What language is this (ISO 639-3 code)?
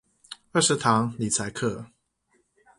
zho